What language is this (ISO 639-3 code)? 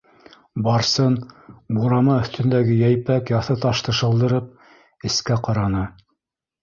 bak